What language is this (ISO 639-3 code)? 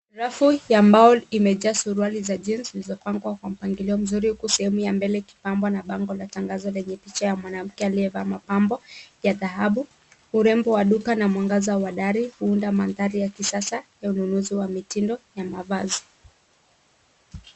swa